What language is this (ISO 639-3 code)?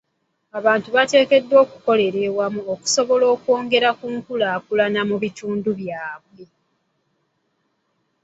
lug